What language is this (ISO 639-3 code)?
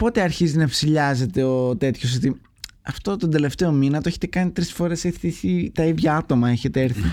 ell